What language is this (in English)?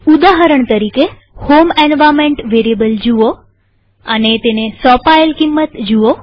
Gujarati